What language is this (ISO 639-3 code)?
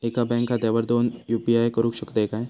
mar